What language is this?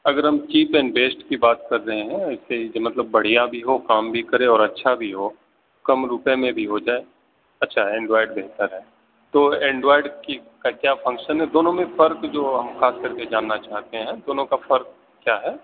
Urdu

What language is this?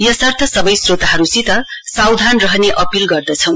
Nepali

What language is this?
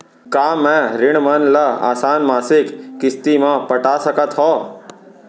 Chhattisgarhi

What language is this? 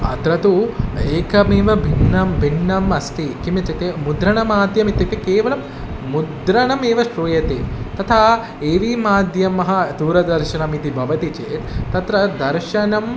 Sanskrit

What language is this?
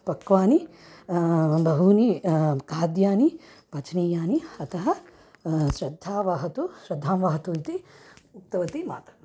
Sanskrit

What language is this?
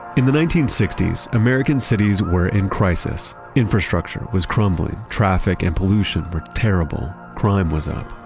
English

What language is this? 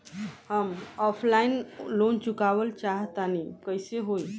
Bhojpuri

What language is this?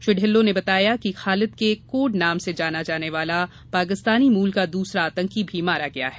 Hindi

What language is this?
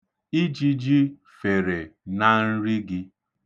Igbo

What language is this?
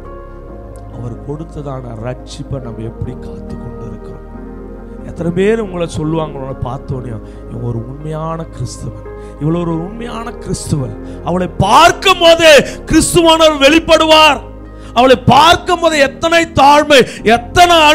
Romanian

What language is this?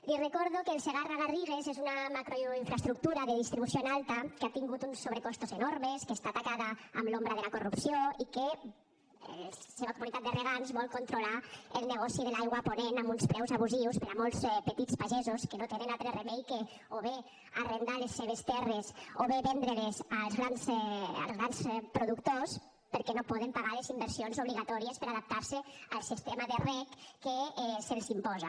Catalan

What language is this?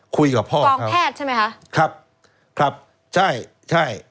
Thai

